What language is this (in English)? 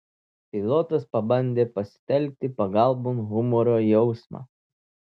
Lithuanian